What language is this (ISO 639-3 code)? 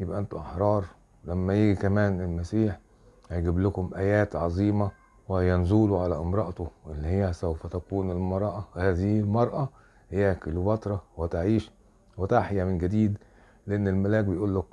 ara